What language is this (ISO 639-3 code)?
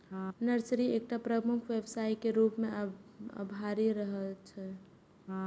mai